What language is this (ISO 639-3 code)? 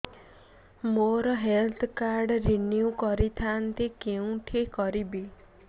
ori